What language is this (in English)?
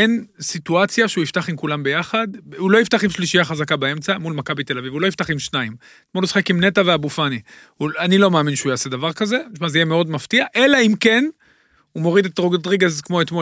Hebrew